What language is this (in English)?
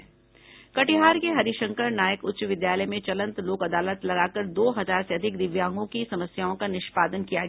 Hindi